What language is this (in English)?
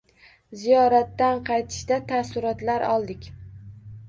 Uzbek